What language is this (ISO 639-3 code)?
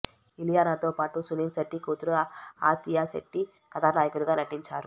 tel